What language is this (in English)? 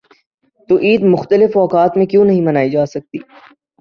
Urdu